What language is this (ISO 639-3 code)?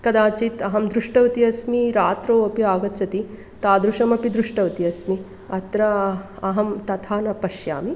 san